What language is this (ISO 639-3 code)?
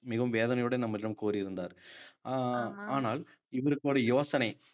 tam